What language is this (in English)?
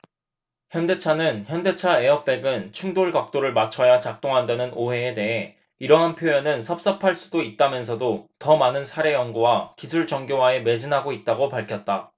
Korean